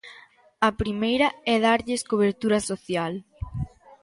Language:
Galician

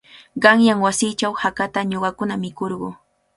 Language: Cajatambo North Lima Quechua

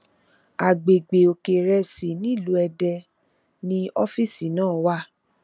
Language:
Yoruba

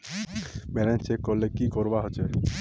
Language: Magahi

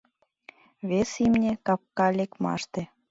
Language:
Mari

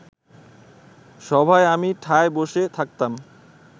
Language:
Bangla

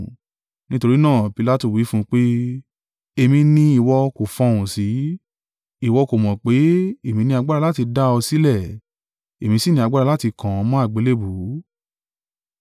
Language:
Yoruba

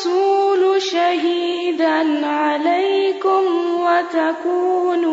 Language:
Urdu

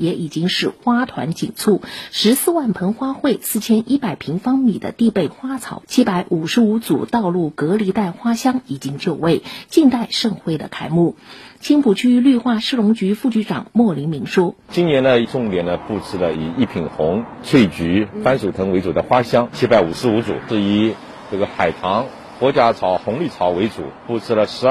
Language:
Chinese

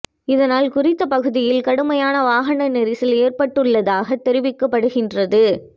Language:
Tamil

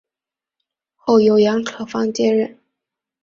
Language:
Chinese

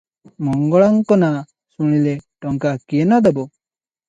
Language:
Odia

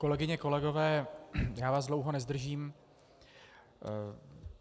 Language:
Czech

